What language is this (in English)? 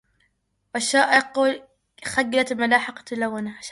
Arabic